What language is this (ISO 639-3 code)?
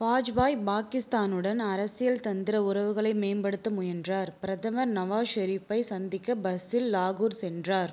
tam